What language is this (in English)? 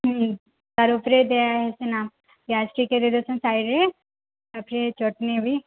Odia